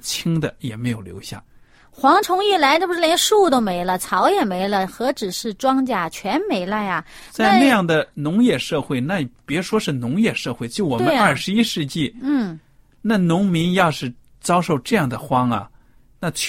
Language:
Chinese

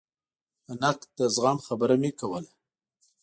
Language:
Pashto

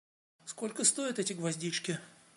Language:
Russian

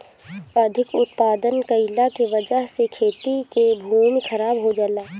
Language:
Bhojpuri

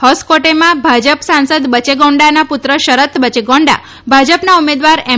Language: Gujarati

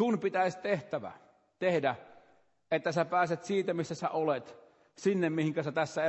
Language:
Finnish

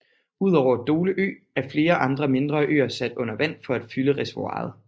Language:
Danish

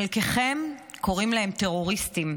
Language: Hebrew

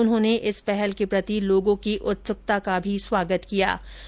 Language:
Hindi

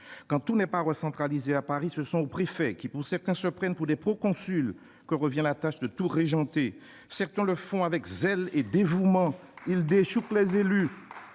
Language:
French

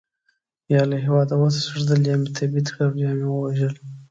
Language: Pashto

